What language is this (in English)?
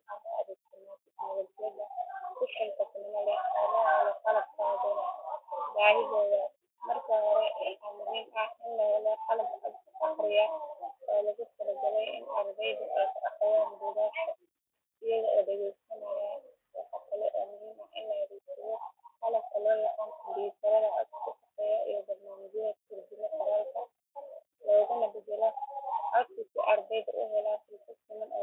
Somali